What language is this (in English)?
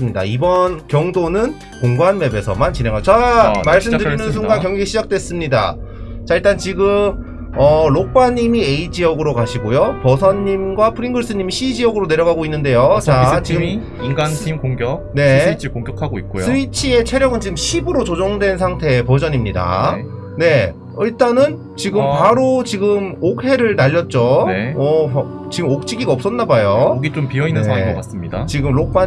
Korean